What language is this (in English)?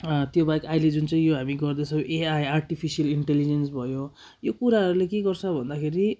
Nepali